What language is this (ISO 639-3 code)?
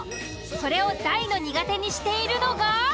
jpn